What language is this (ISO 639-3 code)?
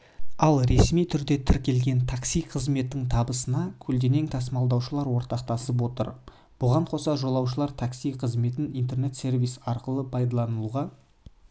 kaz